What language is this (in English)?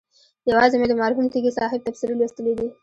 Pashto